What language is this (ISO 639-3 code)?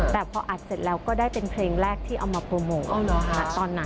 tha